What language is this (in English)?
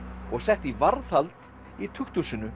Icelandic